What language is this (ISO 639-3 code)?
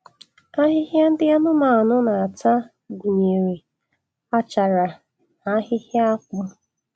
ibo